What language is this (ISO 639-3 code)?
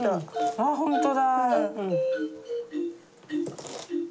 jpn